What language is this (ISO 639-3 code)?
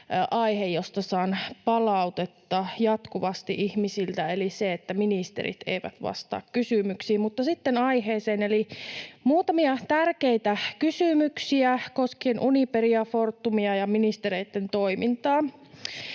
fin